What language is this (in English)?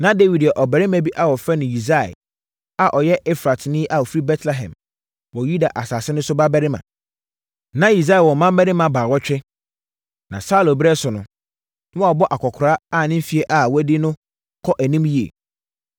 Akan